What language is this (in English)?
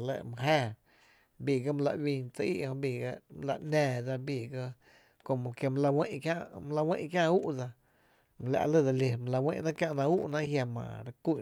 Tepinapa Chinantec